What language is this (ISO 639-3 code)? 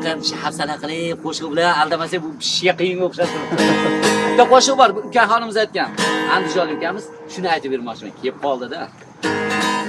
tur